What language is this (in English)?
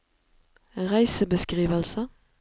Norwegian